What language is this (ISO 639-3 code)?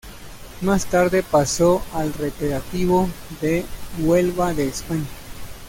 spa